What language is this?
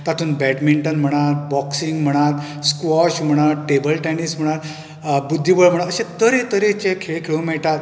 Konkani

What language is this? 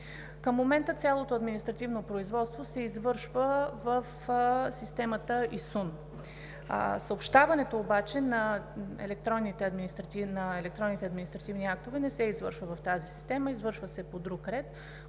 Bulgarian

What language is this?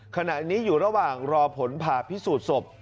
Thai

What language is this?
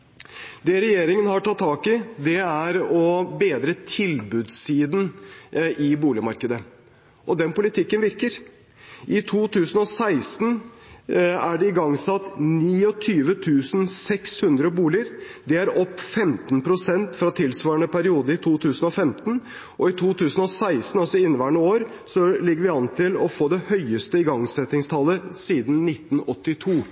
Norwegian Bokmål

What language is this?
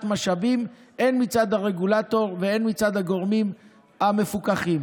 Hebrew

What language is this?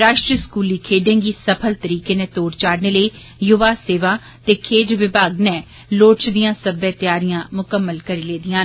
Dogri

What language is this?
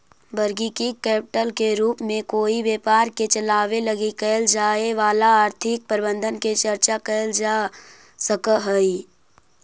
Magahi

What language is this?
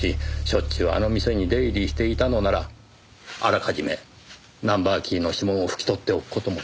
Japanese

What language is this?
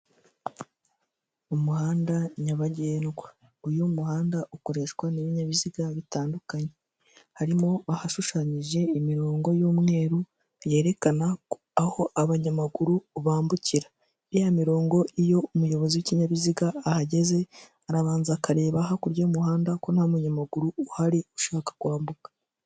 Kinyarwanda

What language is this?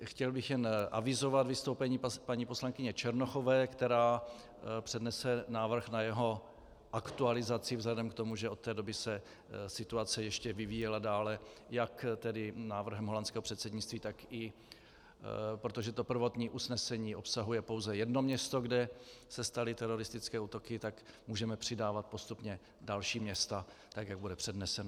Czech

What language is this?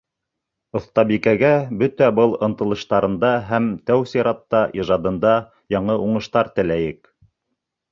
Bashkir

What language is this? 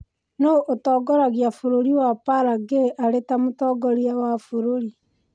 Kikuyu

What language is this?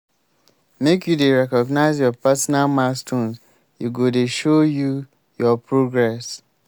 Nigerian Pidgin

